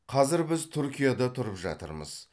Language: Kazakh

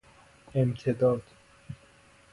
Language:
Persian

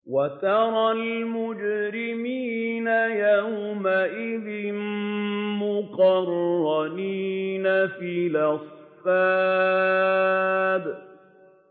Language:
Arabic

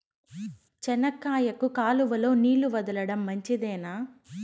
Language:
Telugu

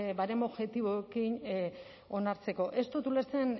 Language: Basque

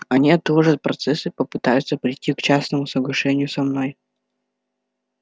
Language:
Russian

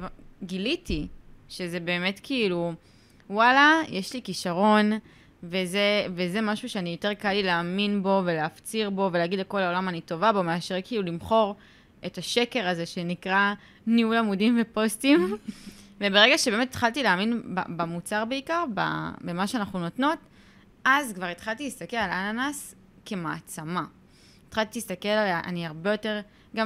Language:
Hebrew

